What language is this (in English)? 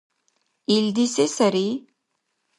Dargwa